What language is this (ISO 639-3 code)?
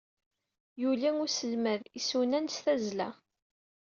kab